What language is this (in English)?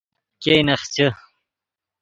Yidgha